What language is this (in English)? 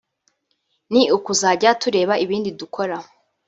Kinyarwanda